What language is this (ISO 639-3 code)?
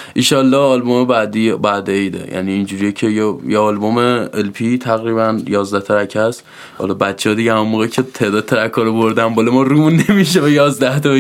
fas